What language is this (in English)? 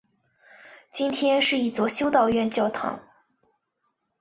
Chinese